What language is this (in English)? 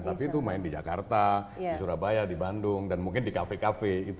Indonesian